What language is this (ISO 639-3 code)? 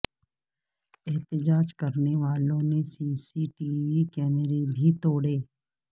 urd